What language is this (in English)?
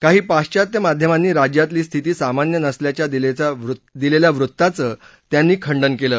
Marathi